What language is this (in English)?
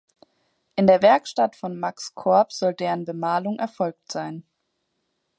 German